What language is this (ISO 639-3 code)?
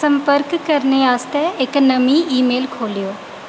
doi